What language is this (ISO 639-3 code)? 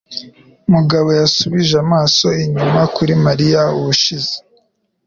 kin